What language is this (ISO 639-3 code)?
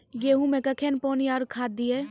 mai